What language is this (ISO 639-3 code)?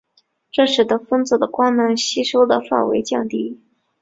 zho